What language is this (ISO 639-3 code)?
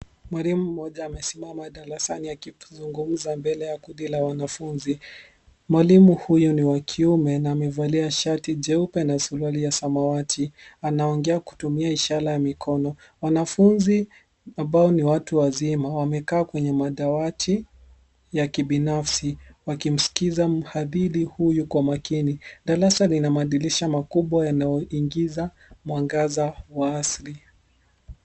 swa